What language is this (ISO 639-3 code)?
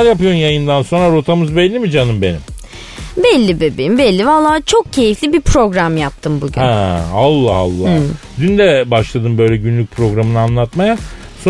tur